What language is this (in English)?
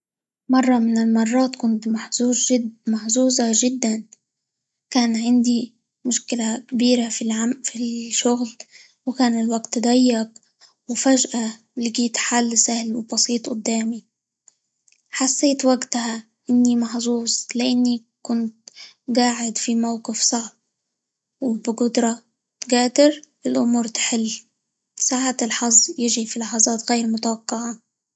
Libyan Arabic